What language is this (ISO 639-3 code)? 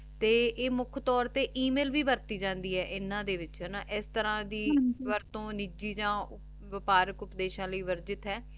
pan